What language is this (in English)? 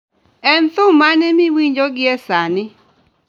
Luo (Kenya and Tanzania)